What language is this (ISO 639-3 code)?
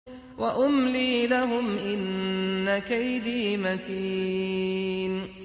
ara